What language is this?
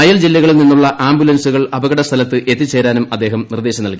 Malayalam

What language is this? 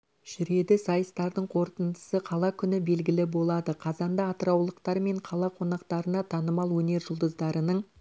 Kazakh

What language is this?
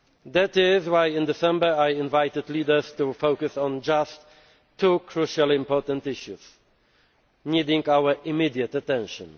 English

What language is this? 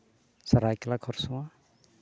Santali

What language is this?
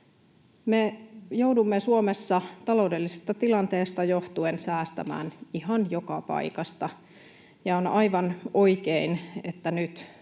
Finnish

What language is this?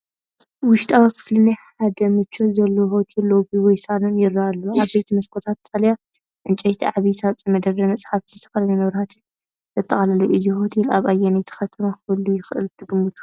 Tigrinya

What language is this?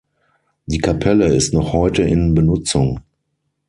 German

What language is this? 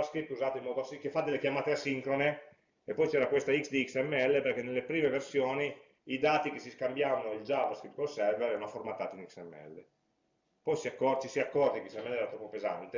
Italian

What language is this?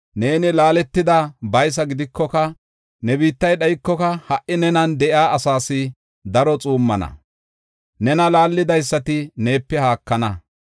Gofa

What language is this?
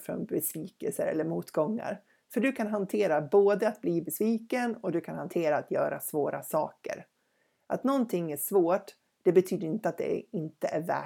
Swedish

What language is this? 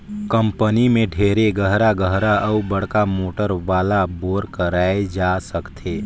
Chhattisgarhi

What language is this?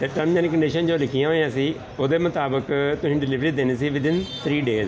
Punjabi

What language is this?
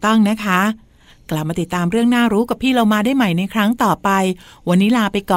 Thai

